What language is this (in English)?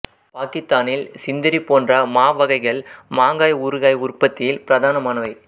Tamil